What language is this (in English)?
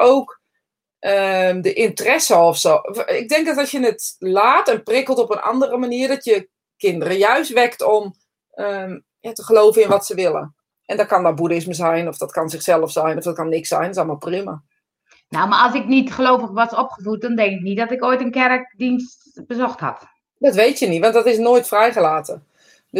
Dutch